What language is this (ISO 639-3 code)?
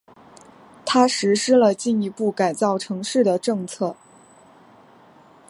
zho